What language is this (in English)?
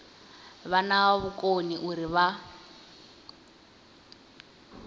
Venda